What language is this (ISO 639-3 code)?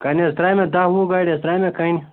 kas